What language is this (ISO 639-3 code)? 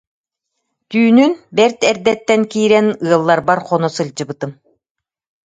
sah